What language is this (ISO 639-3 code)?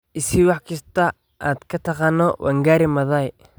som